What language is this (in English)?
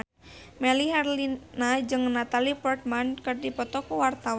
Sundanese